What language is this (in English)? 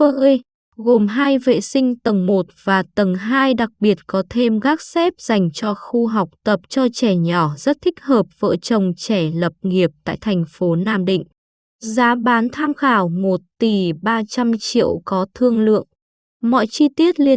Vietnamese